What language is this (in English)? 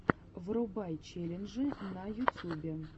Russian